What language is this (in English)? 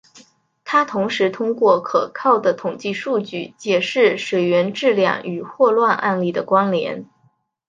Chinese